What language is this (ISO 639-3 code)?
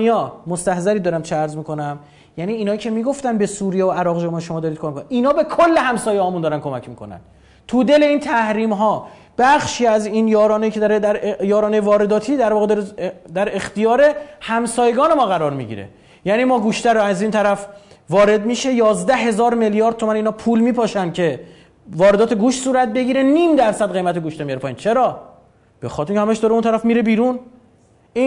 fas